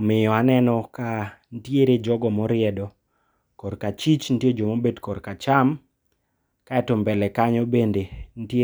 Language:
Luo (Kenya and Tanzania)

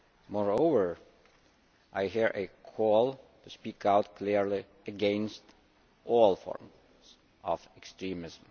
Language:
English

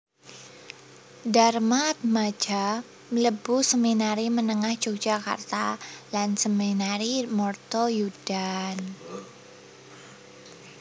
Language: Javanese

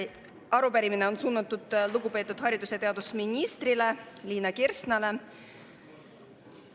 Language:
Estonian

